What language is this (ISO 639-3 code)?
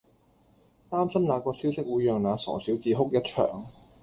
yue